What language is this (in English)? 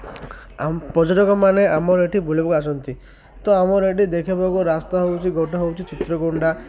Odia